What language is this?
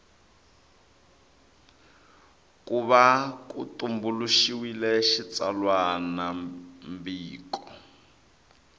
Tsonga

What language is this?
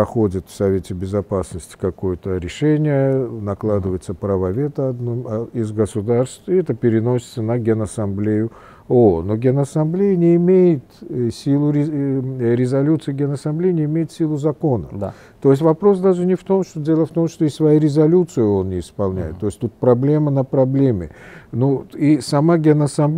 Russian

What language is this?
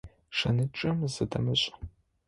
Adyghe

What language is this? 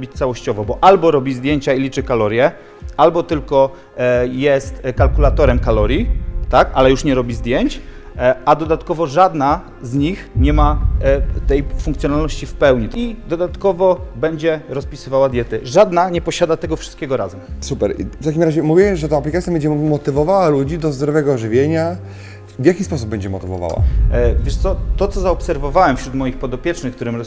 Polish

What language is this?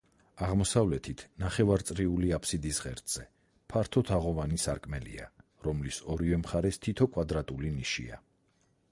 Georgian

